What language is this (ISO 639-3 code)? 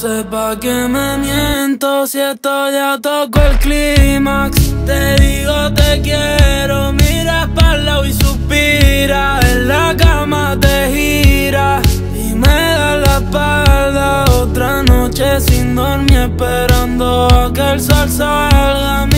ron